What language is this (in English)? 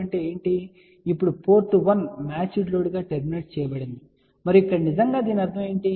Telugu